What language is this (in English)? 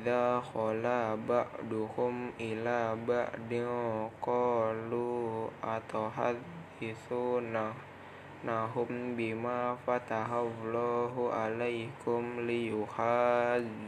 Indonesian